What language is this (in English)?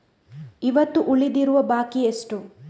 Kannada